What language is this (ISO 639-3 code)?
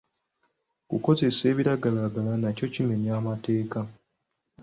lug